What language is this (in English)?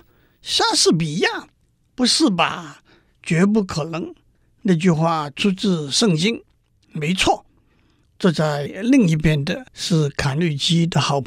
Chinese